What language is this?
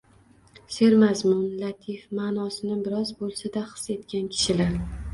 Uzbek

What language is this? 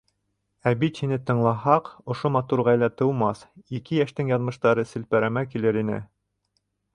Bashkir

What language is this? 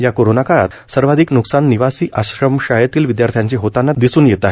Marathi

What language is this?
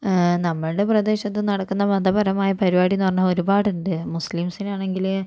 Malayalam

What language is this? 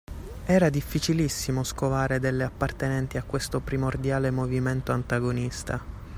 Italian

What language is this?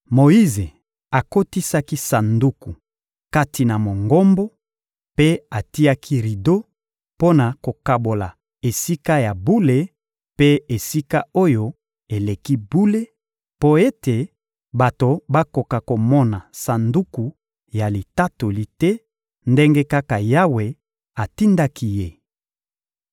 Lingala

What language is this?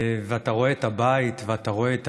Hebrew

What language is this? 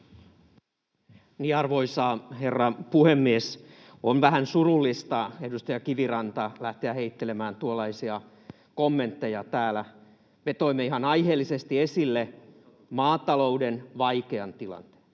Finnish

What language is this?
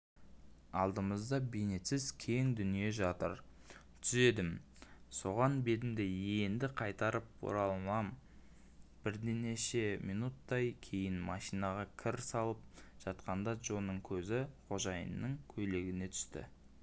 Kazakh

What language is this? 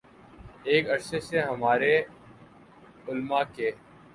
Urdu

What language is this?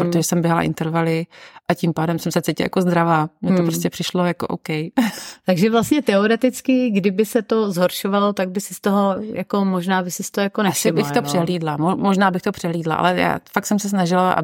Czech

